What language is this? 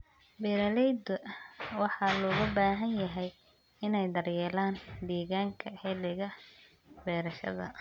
Somali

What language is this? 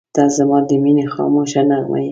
Pashto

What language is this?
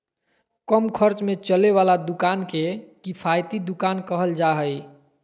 Magahi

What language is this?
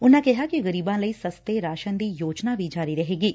Punjabi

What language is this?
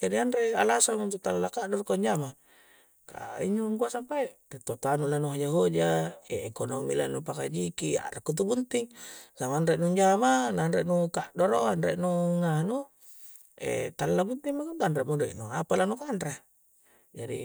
Coastal Konjo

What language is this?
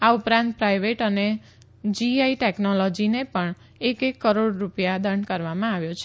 Gujarati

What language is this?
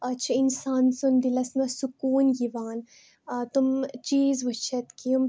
Kashmiri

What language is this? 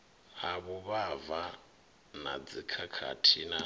Venda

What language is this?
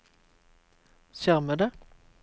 Norwegian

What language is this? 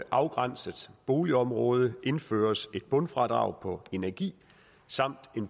Danish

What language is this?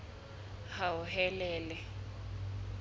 Southern Sotho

